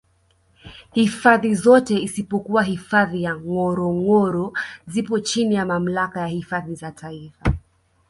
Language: Swahili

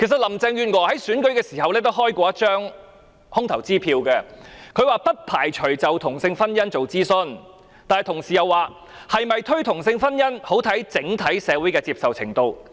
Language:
Cantonese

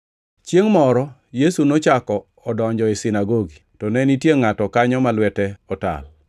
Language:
Luo (Kenya and Tanzania)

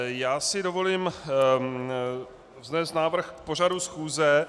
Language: Czech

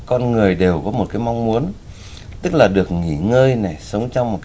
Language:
Vietnamese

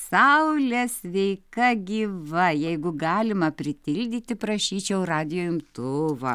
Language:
Lithuanian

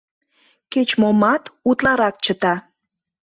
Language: Mari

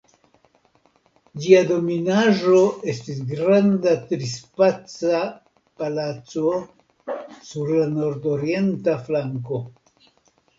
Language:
Esperanto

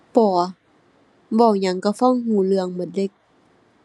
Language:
Thai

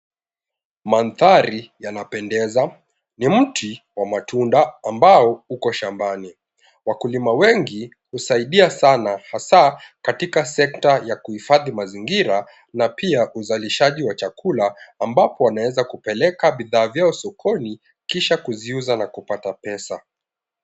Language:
Swahili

